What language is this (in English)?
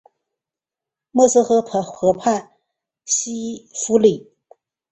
Chinese